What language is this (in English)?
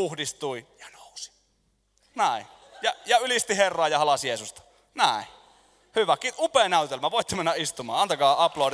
Finnish